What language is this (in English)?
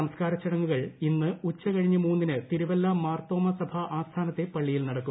Malayalam